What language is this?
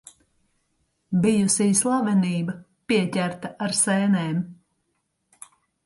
Latvian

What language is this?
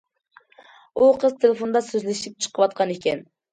Uyghur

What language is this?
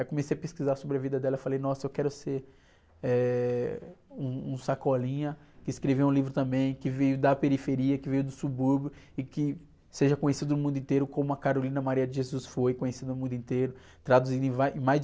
Portuguese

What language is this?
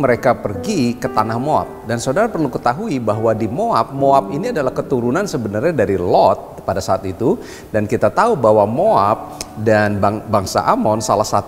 Indonesian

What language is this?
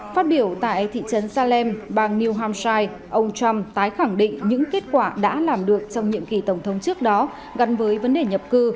Vietnamese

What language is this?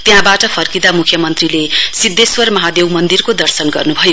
Nepali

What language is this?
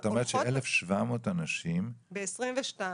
Hebrew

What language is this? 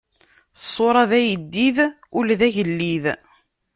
Kabyle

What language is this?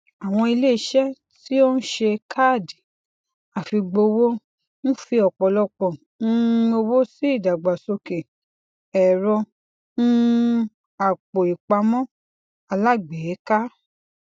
Yoruba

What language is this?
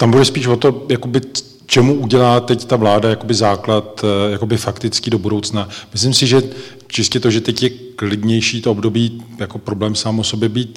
Czech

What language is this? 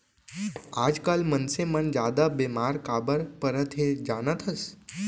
Chhattisgarhi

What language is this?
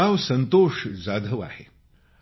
Marathi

